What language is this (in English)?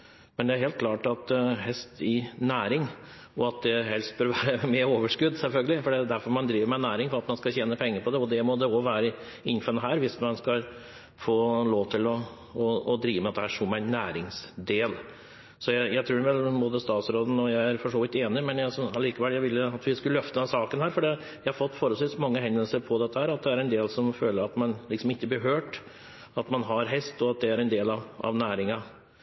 Norwegian Bokmål